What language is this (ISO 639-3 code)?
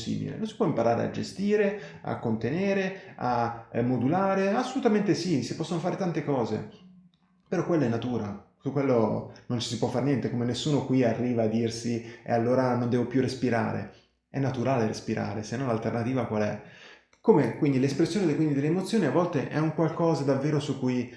ita